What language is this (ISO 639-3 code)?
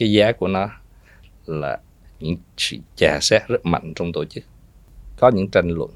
vie